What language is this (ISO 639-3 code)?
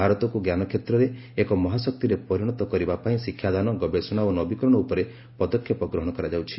ori